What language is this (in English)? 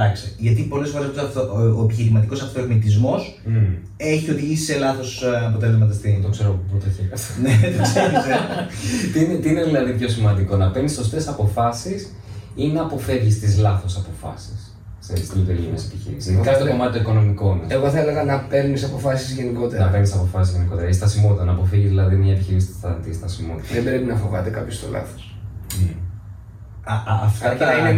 Greek